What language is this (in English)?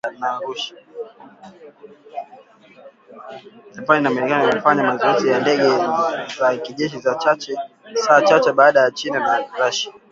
Swahili